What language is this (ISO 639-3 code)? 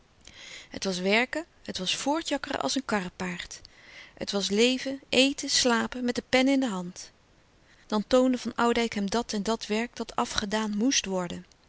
nld